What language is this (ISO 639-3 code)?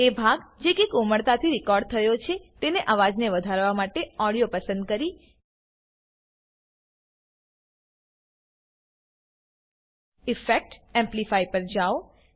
guj